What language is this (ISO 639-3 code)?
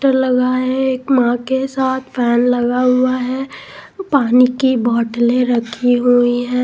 hin